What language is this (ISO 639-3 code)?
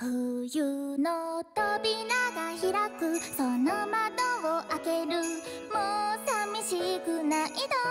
jpn